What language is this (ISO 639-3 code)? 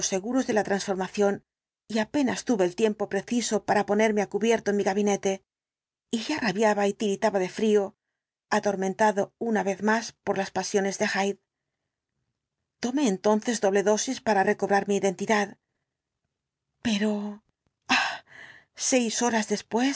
spa